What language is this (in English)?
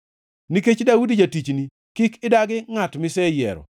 Luo (Kenya and Tanzania)